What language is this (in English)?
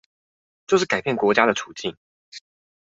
Chinese